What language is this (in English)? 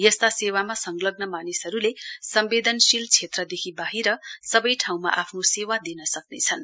Nepali